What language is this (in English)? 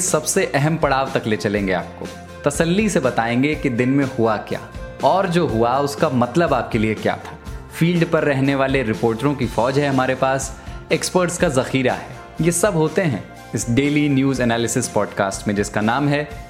Hindi